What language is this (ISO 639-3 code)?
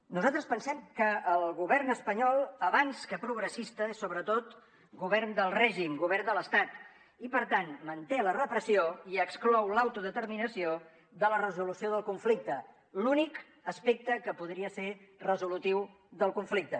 cat